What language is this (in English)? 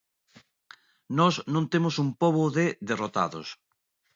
Galician